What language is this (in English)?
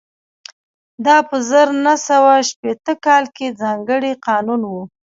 Pashto